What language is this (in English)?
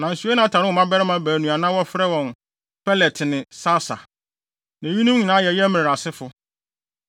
Akan